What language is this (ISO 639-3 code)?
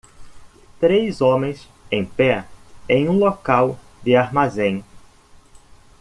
por